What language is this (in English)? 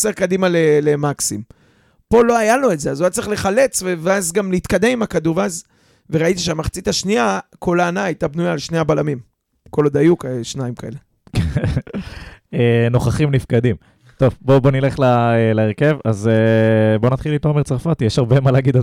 Hebrew